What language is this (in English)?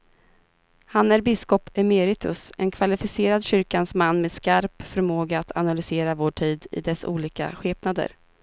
Swedish